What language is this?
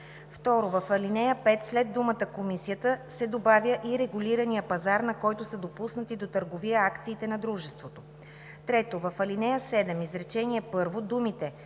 Bulgarian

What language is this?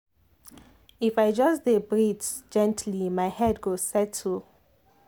Nigerian Pidgin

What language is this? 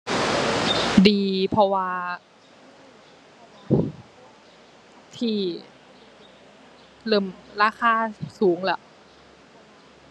Thai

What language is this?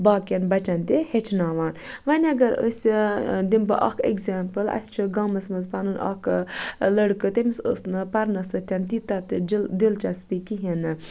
Kashmiri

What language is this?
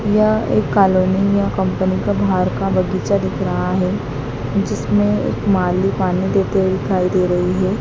Hindi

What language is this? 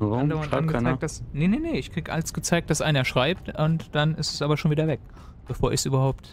German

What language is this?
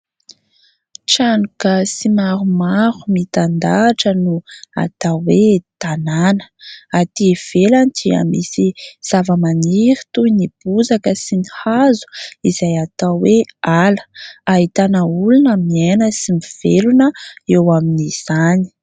Malagasy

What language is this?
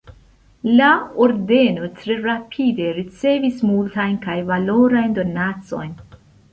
Esperanto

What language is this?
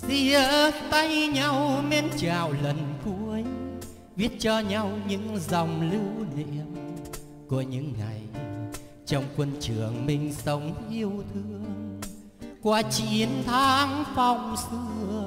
Vietnamese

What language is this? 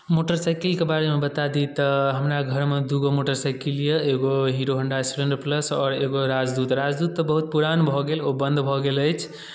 Maithili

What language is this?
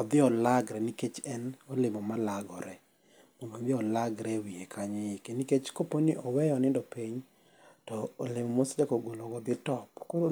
Luo (Kenya and Tanzania)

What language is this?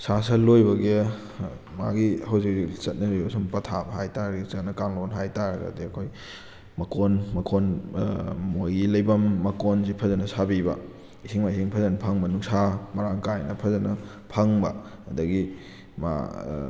Manipuri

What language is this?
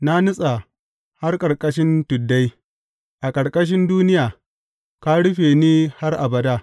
Hausa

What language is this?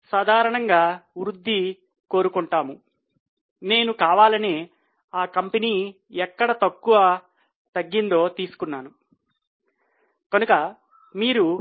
Telugu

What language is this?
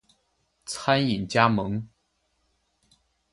Chinese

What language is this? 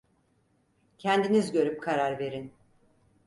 Turkish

